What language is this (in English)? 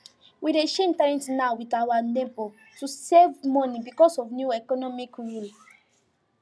Nigerian Pidgin